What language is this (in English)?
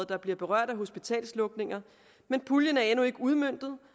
Danish